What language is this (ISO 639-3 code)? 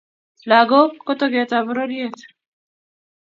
kln